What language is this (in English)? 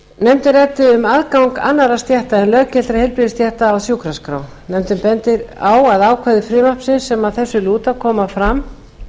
Icelandic